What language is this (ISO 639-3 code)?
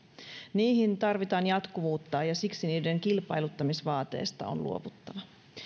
fin